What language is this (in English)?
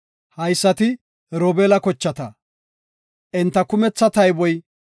Gofa